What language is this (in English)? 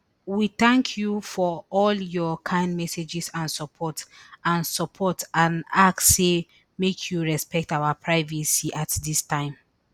Nigerian Pidgin